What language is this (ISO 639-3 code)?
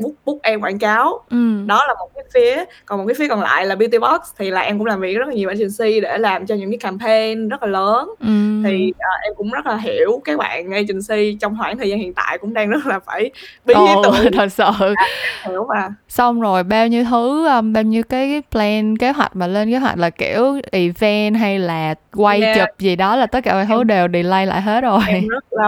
vie